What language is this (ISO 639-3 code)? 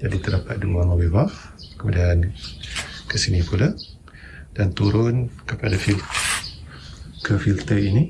msa